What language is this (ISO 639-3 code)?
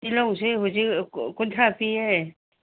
mni